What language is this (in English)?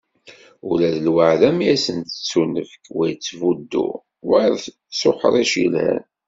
Kabyle